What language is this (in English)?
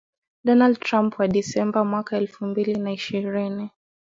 Swahili